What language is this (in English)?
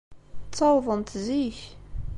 Kabyle